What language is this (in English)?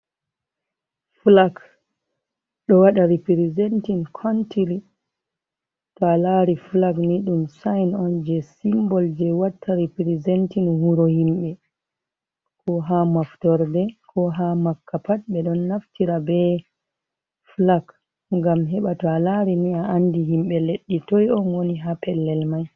Fula